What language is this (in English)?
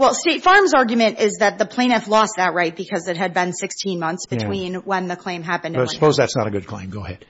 English